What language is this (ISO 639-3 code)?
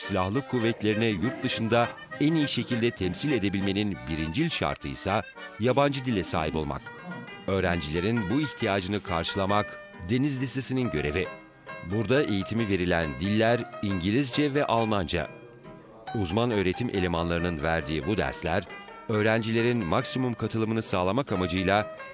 tur